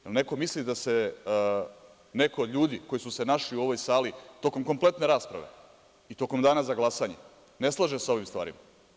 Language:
Serbian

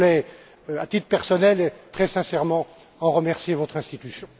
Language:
French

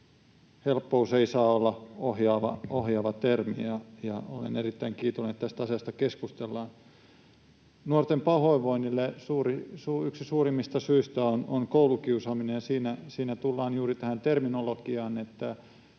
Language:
Finnish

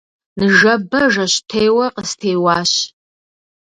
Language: Kabardian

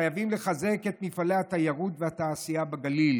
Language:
Hebrew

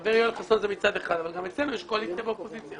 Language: Hebrew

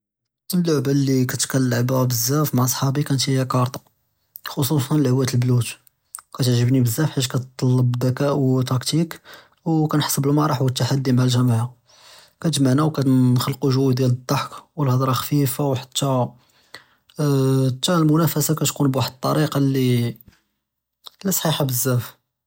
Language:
Judeo-Arabic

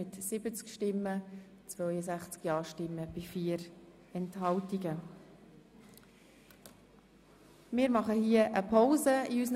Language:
Swiss German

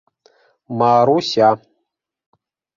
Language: Bashkir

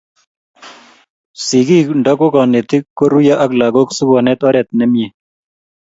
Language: Kalenjin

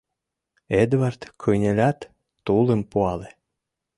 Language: Mari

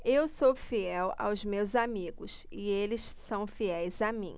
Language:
Portuguese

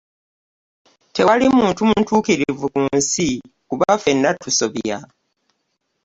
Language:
Ganda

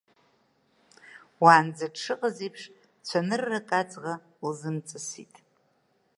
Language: Abkhazian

